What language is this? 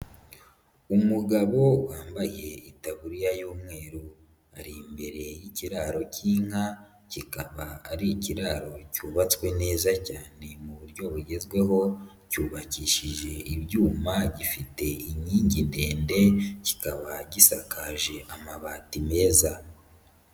Kinyarwanda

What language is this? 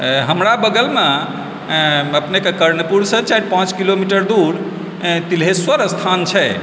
Maithili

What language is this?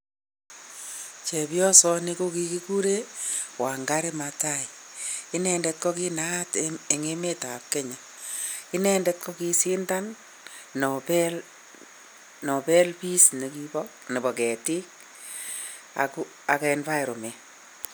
Kalenjin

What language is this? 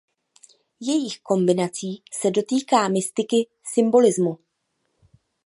Czech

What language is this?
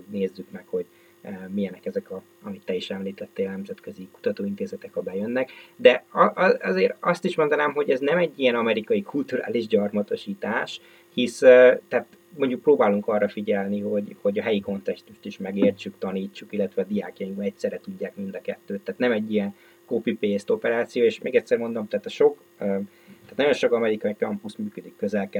Hungarian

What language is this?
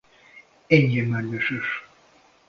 Hungarian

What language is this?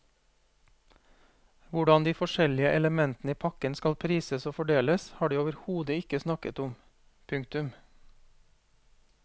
Norwegian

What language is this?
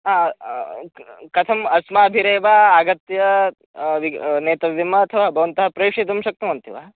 Sanskrit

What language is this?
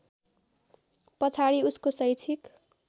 Nepali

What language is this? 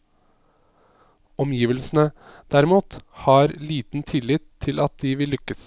Norwegian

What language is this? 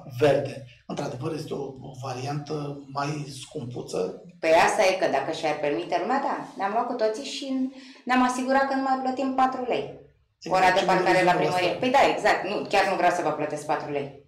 Romanian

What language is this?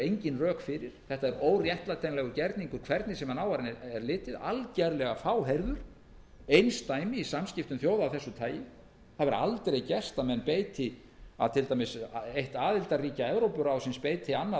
Icelandic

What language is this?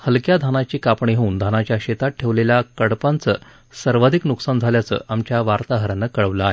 Marathi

